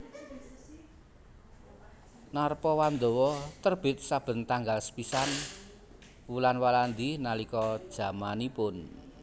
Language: Javanese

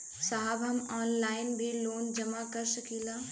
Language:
Bhojpuri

